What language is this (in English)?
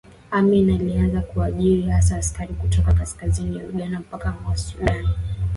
Swahili